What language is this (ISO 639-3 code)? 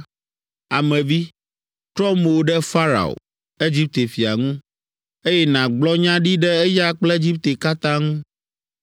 ewe